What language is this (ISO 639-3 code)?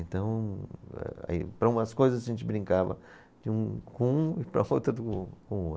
por